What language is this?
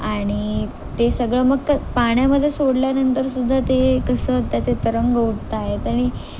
Marathi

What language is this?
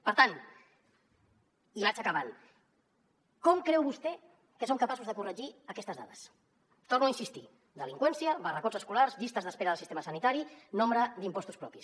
Catalan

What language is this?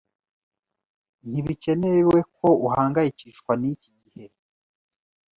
Kinyarwanda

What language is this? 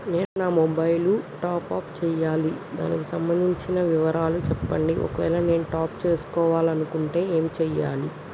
Telugu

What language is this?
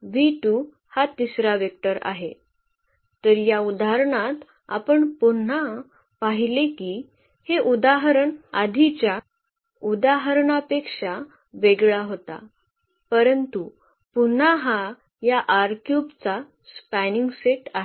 Marathi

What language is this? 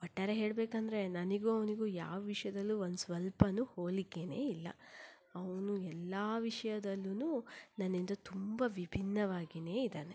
Kannada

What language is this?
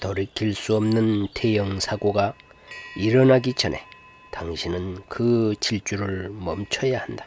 Korean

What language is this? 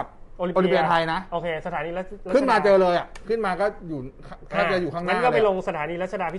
Thai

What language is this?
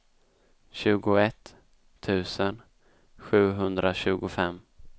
Swedish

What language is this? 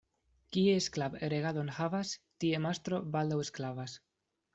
Esperanto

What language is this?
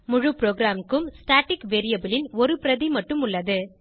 Tamil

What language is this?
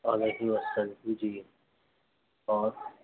Urdu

